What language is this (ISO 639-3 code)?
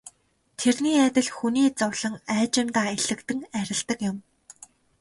mon